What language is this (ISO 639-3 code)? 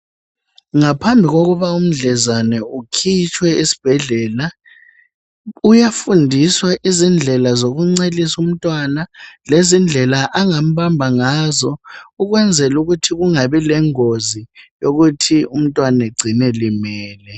nde